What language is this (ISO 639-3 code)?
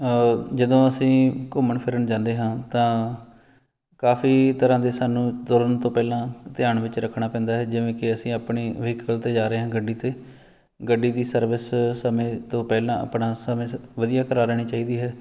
pan